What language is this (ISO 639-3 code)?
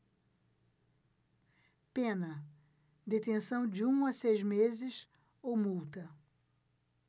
por